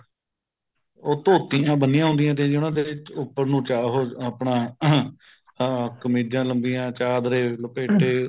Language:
Punjabi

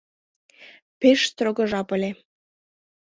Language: Mari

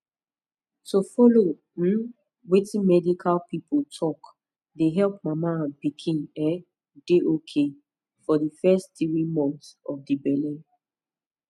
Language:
Nigerian Pidgin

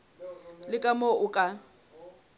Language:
Southern Sotho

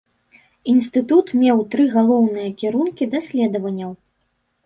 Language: Belarusian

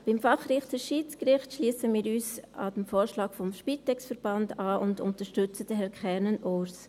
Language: Swiss German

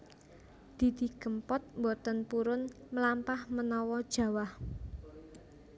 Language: Javanese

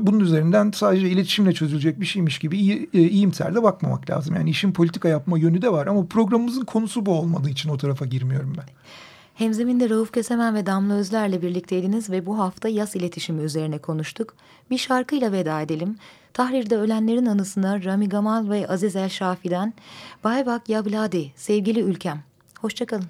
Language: Turkish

